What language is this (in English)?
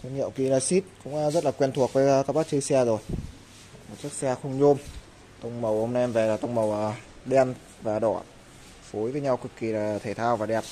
Vietnamese